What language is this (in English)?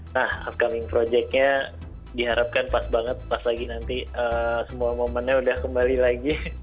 Indonesian